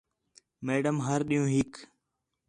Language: Khetrani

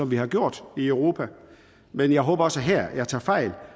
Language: Danish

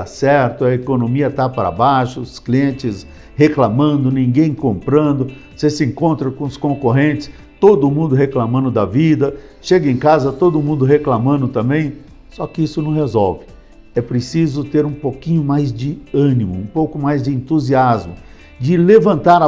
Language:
Portuguese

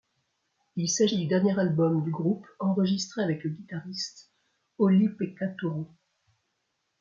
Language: French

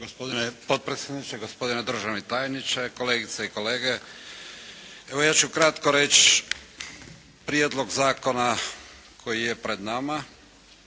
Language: Croatian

